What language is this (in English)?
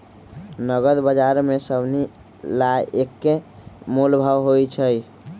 Magahi